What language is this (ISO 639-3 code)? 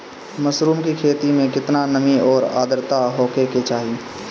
bho